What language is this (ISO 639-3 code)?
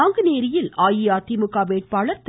tam